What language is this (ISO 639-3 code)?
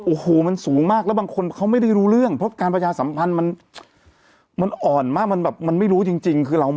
tha